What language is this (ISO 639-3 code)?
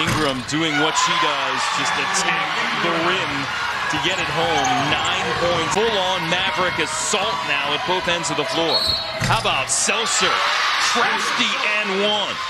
eng